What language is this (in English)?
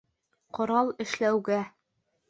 Bashkir